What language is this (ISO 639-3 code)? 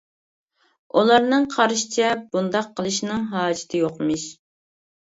uig